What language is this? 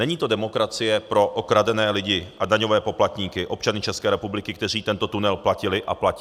Czech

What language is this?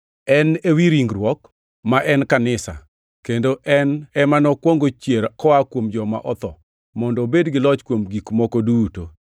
Luo (Kenya and Tanzania)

